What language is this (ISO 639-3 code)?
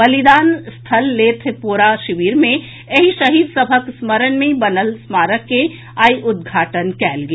mai